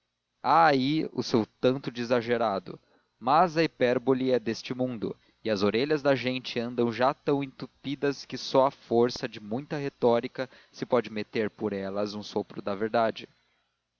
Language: Portuguese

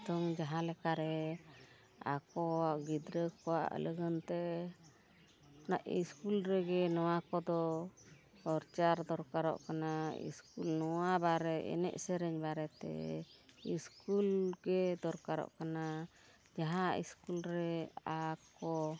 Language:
Santali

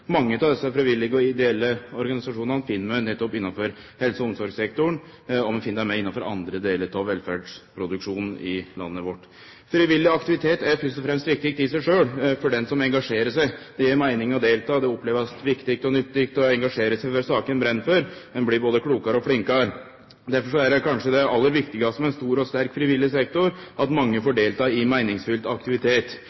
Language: Norwegian Nynorsk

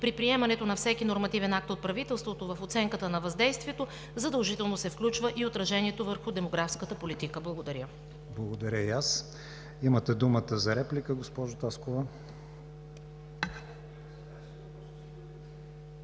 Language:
Bulgarian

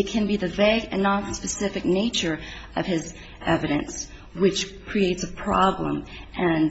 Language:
English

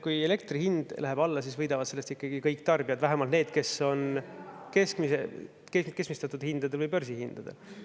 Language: Estonian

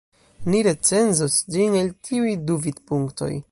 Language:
Esperanto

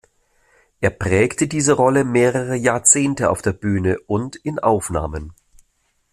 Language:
German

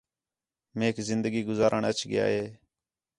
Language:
Khetrani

